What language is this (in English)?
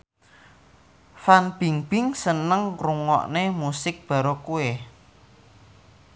Javanese